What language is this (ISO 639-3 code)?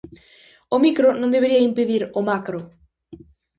glg